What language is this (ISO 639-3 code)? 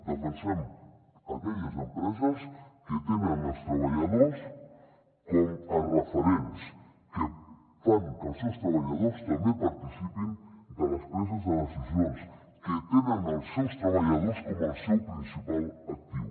cat